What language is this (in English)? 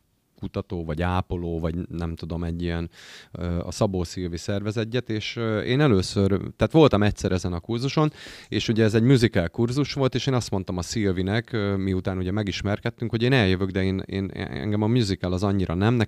Hungarian